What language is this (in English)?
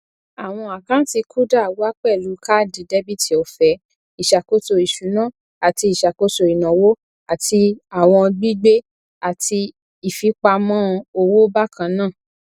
Yoruba